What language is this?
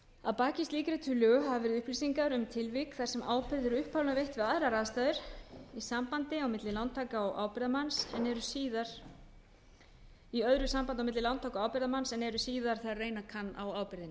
Icelandic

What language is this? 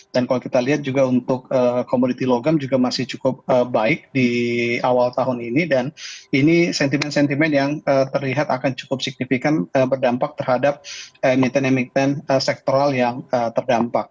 Indonesian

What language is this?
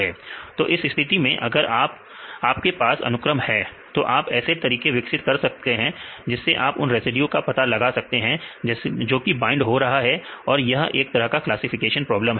Hindi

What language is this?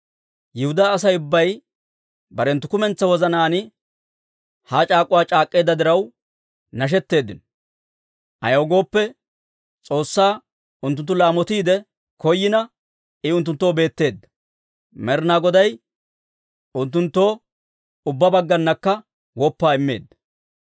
Dawro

